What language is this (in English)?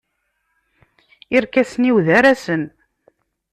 Kabyle